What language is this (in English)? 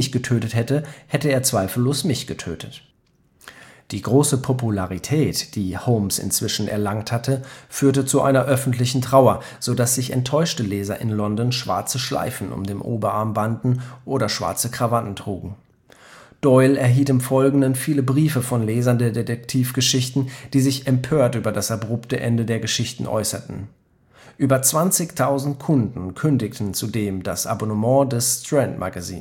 German